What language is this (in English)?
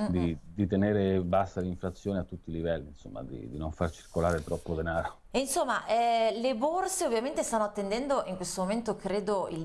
Italian